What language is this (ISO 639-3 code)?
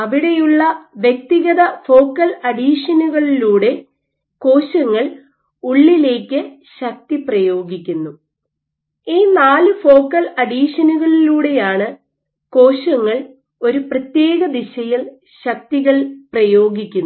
mal